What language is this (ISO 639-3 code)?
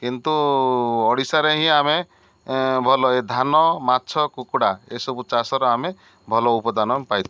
ori